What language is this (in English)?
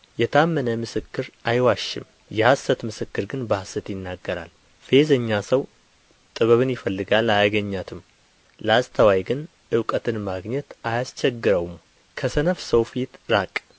Amharic